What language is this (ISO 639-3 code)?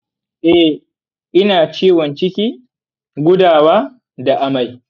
hau